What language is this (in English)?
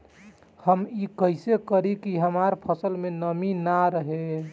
Bhojpuri